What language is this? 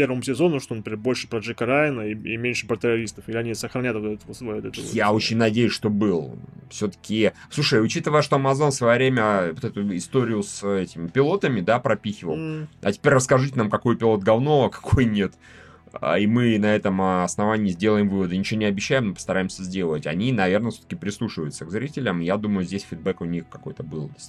Russian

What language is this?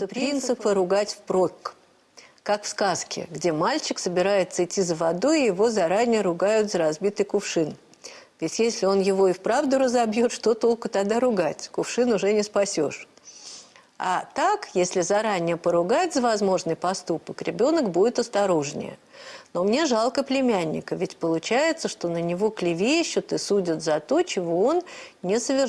Russian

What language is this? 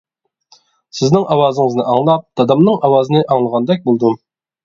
Uyghur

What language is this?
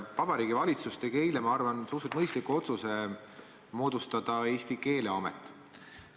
Estonian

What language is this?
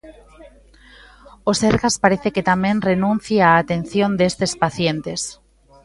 Galician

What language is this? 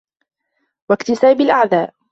Arabic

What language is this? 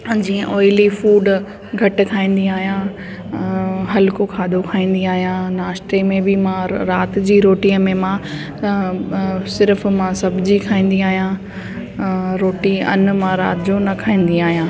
Sindhi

